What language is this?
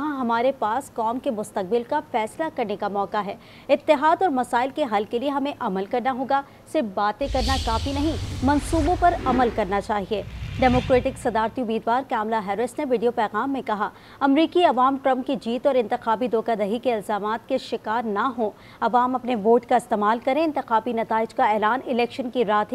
Hindi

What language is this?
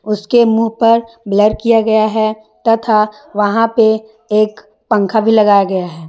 Hindi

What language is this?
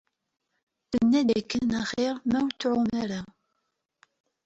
Kabyle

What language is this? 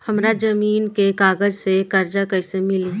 Bhojpuri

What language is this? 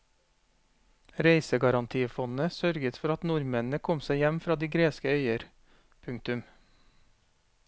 Norwegian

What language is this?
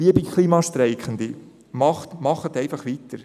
Swiss German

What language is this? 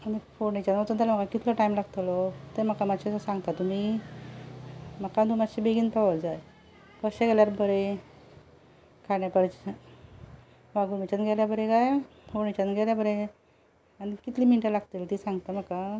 Konkani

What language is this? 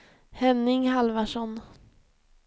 Swedish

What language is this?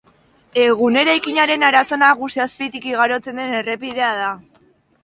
Basque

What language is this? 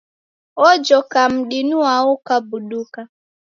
Taita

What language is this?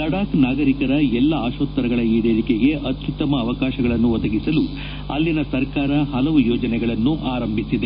Kannada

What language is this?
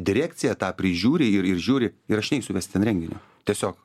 Lithuanian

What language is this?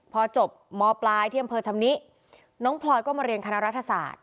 Thai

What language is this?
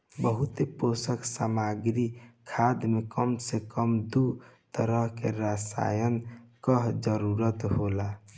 Bhojpuri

